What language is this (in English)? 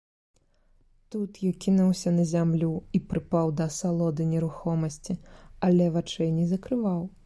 Belarusian